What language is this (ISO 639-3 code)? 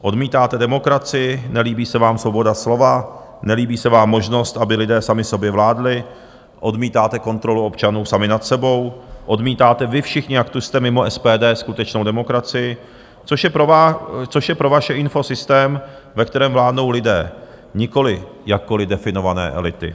ces